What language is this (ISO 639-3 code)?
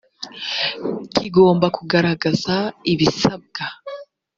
kin